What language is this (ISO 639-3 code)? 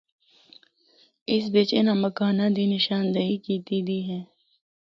hno